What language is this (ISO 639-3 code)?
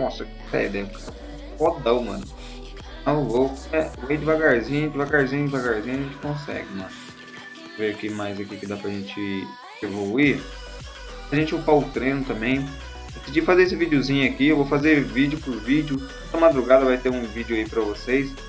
por